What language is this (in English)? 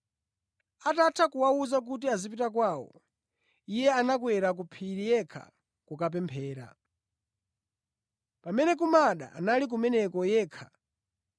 Nyanja